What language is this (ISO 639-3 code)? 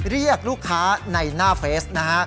tha